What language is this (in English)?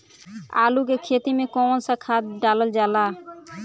Bhojpuri